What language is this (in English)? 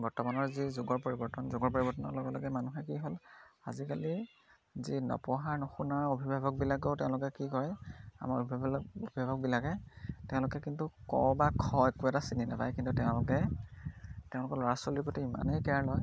Assamese